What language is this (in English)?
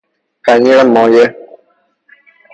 Persian